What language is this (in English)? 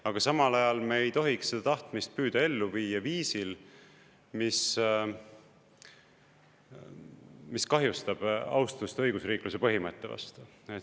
Estonian